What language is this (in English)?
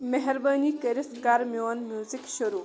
Kashmiri